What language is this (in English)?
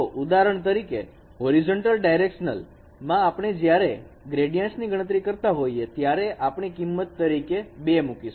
Gujarati